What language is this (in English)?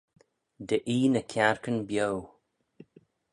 Manx